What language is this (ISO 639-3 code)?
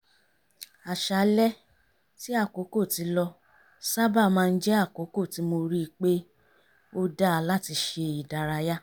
yor